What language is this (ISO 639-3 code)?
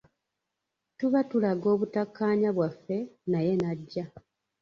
lug